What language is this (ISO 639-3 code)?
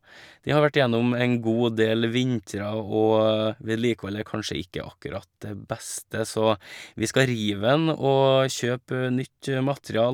nor